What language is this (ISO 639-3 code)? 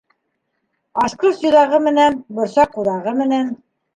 bak